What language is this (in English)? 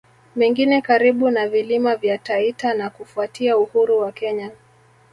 Swahili